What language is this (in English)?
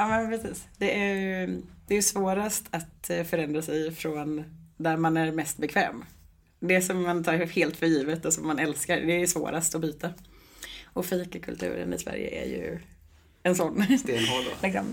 Swedish